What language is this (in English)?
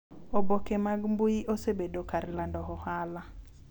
Luo (Kenya and Tanzania)